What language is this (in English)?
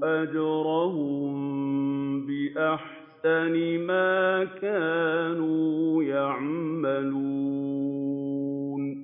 Arabic